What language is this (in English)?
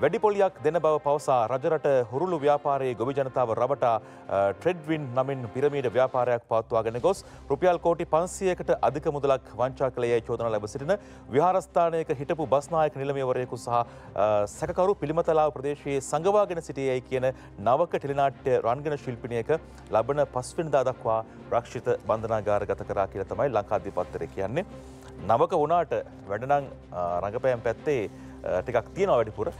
Indonesian